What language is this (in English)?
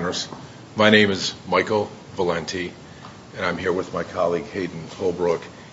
English